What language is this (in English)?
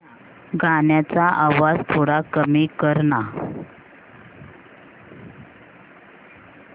Marathi